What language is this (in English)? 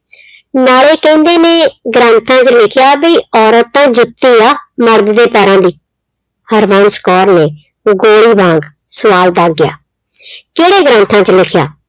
Punjabi